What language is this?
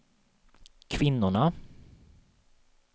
Swedish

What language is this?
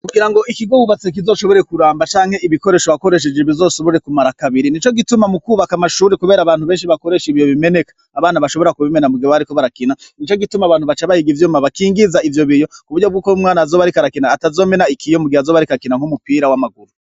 Rundi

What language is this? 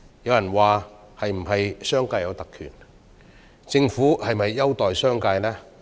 Cantonese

